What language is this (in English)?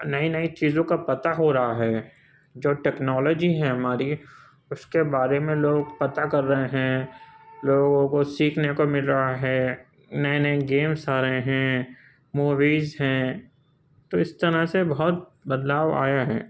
Urdu